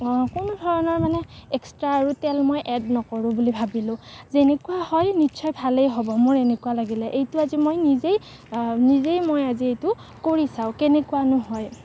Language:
Assamese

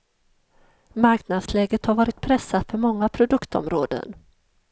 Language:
Swedish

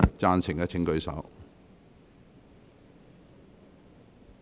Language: Cantonese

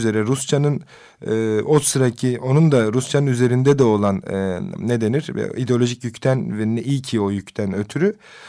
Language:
Turkish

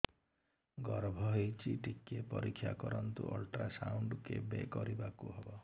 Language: Odia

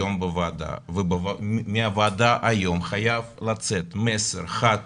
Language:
Hebrew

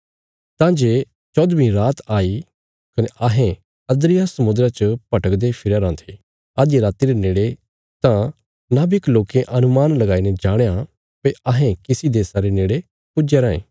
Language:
Bilaspuri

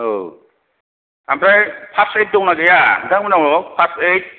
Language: Bodo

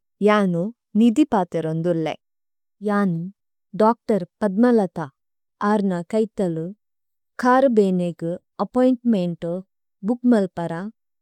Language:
Tulu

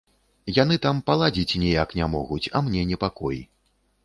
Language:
Belarusian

